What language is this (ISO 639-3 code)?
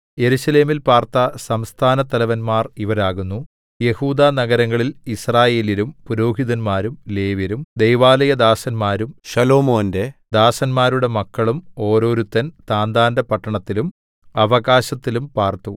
mal